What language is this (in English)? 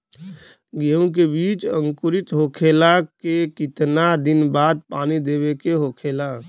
Bhojpuri